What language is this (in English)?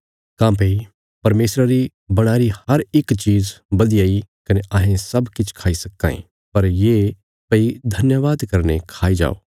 Bilaspuri